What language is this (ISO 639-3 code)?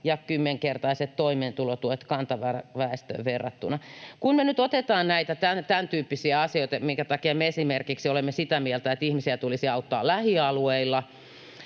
fin